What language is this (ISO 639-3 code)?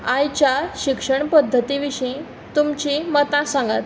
kok